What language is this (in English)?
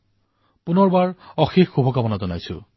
Assamese